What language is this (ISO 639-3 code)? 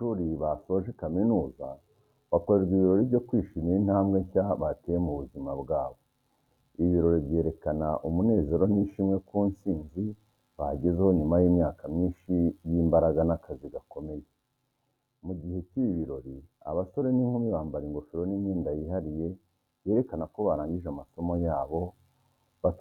kin